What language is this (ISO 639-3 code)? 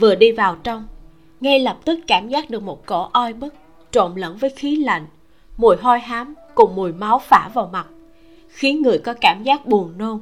vie